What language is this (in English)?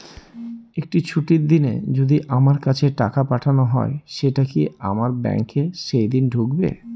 Bangla